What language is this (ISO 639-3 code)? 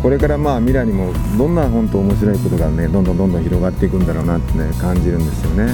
jpn